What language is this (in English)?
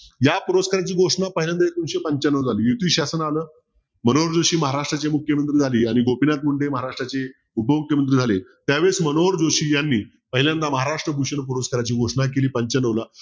Marathi